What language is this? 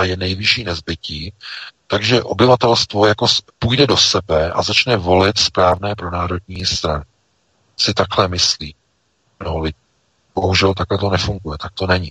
Czech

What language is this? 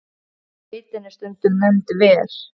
Icelandic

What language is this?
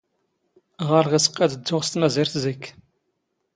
Standard Moroccan Tamazight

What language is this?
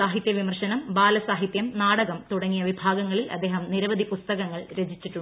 Malayalam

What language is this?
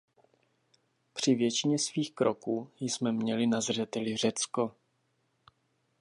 Czech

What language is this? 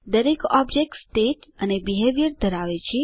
Gujarati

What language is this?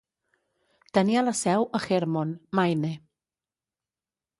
Catalan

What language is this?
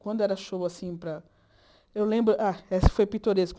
Portuguese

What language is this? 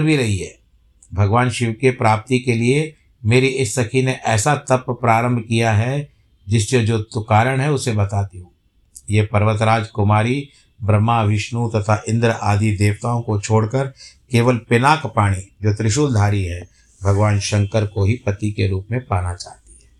Hindi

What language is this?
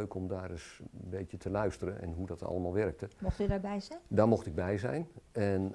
Dutch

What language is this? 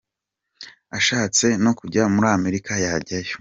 Kinyarwanda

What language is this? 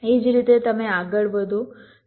Gujarati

